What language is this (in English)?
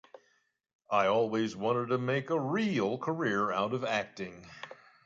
English